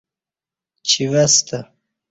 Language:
Kati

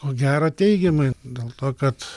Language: Lithuanian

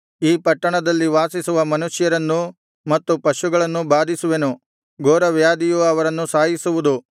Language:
Kannada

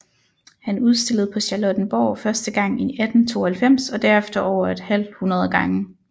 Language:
Danish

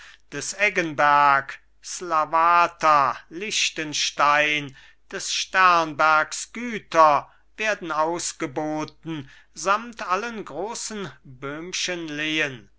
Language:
German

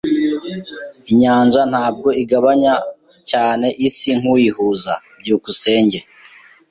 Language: Kinyarwanda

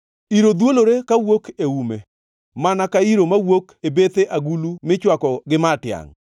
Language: Luo (Kenya and Tanzania)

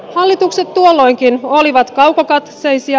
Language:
Finnish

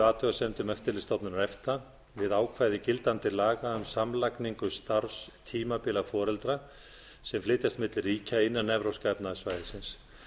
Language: Icelandic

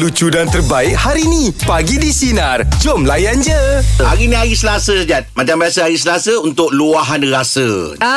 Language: Malay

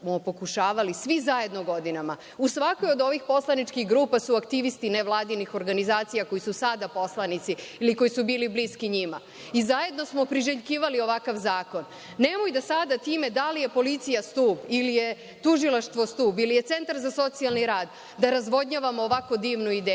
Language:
Serbian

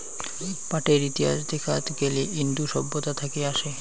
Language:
Bangla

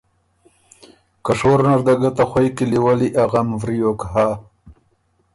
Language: Ormuri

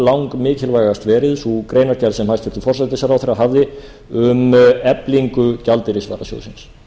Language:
Icelandic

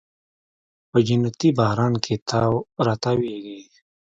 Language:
Pashto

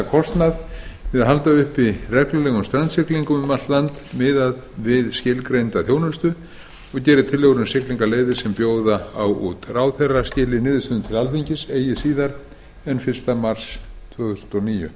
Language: Icelandic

